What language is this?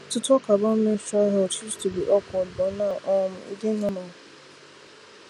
Nigerian Pidgin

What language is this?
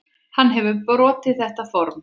Icelandic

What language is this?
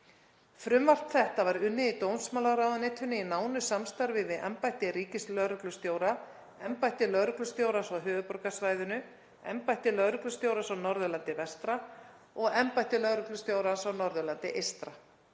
Icelandic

